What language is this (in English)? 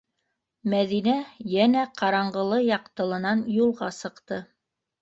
Bashkir